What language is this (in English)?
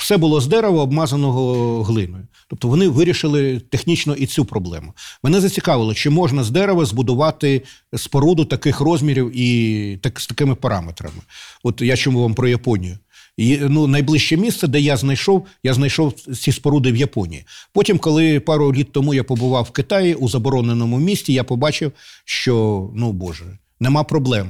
Ukrainian